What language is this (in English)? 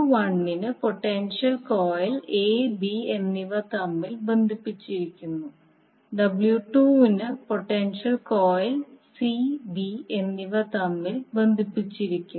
Malayalam